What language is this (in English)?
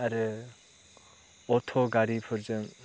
Bodo